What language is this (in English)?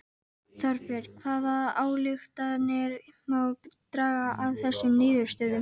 Icelandic